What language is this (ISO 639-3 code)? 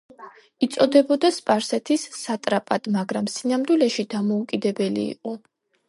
kat